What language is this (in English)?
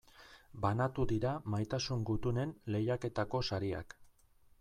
Basque